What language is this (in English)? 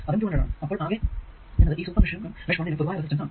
Malayalam